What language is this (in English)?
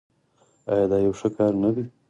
Pashto